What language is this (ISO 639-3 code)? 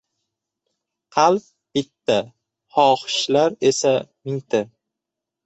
uzb